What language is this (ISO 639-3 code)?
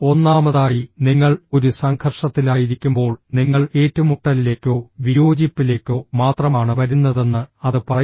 mal